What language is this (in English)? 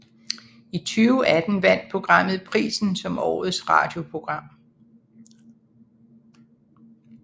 Danish